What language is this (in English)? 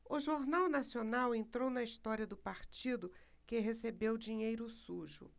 Portuguese